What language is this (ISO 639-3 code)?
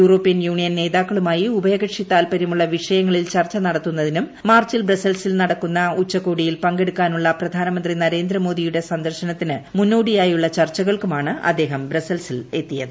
mal